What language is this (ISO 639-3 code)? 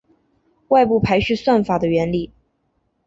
zho